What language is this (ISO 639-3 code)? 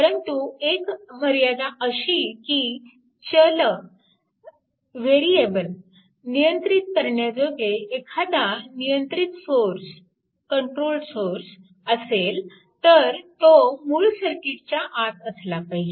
mar